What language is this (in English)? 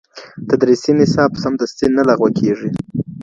Pashto